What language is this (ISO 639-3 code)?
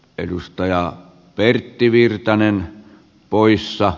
fin